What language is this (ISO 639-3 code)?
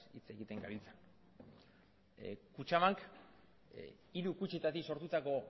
eus